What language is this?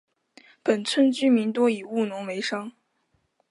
Chinese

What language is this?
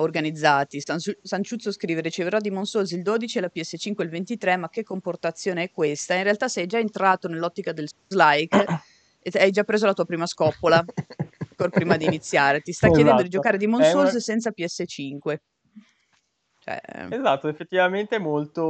Italian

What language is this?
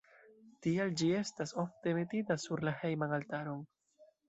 Esperanto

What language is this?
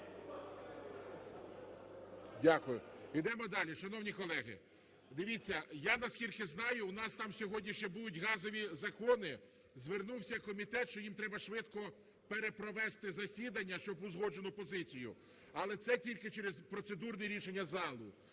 Ukrainian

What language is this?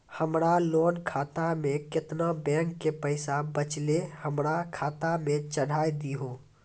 Maithili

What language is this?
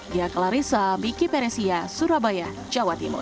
Indonesian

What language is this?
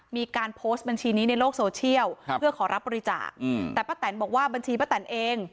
Thai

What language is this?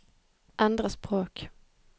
Norwegian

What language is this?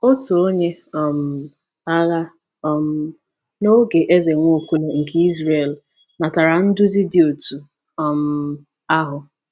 Igbo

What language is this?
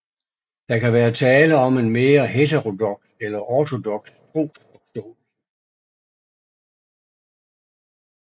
Danish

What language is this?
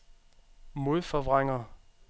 Danish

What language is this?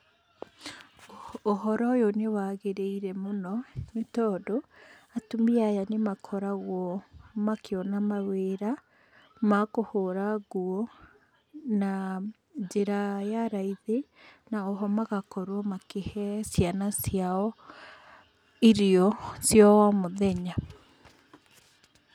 Kikuyu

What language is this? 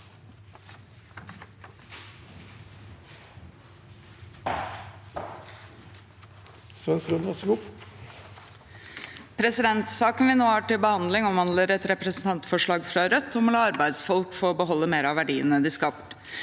Norwegian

